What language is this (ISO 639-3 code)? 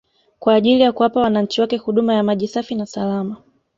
swa